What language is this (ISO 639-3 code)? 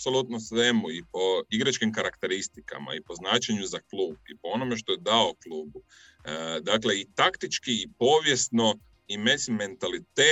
hrv